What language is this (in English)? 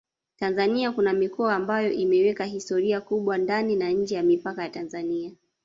Swahili